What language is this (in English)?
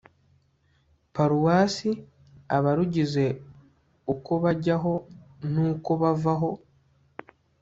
Kinyarwanda